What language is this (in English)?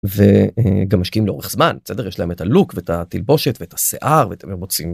Hebrew